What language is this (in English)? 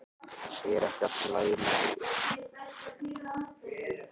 Icelandic